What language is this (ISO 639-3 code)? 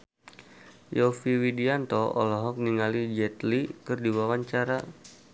sun